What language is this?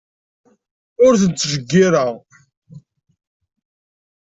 Kabyle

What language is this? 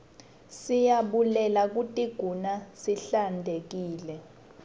Swati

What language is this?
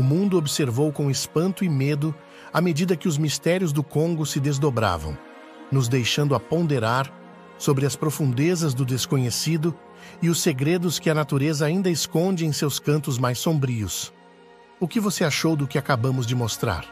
Portuguese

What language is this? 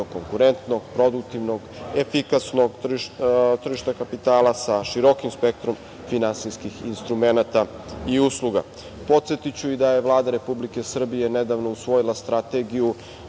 Serbian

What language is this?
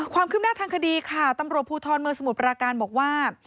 Thai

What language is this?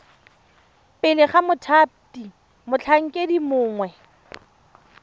Tswana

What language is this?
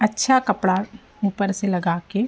Hindi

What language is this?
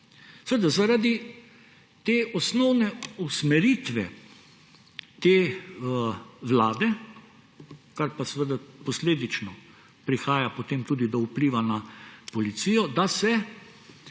Slovenian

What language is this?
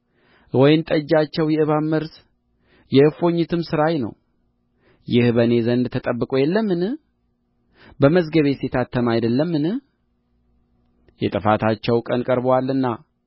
Amharic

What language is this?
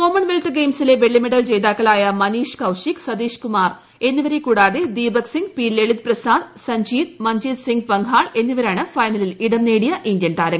Malayalam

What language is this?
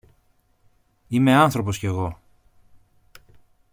Greek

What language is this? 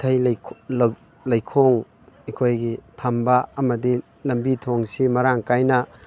Manipuri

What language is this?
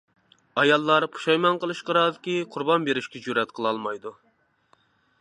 Uyghur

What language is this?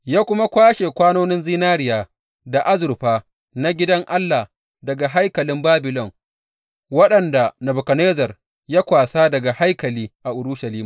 Hausa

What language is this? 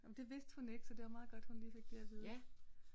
Danish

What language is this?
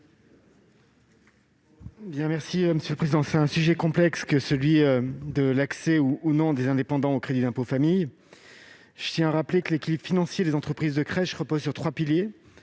French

